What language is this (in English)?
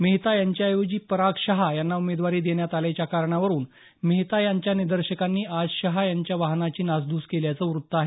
Marathi